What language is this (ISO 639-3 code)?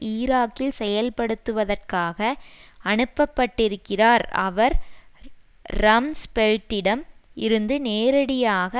tam